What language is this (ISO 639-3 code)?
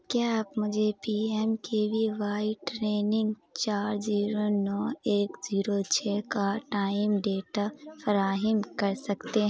urd